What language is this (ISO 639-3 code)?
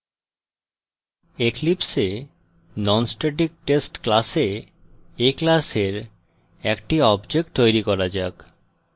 ben